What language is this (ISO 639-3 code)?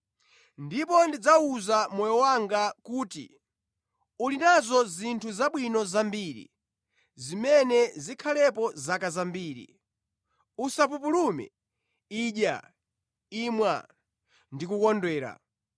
nya